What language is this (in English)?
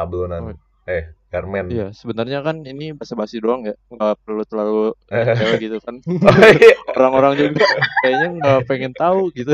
Indonesian